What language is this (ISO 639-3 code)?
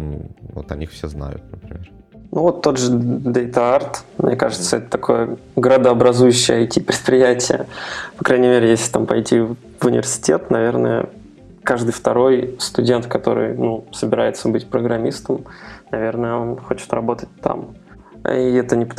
rus